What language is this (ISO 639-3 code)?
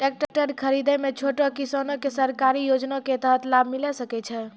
mai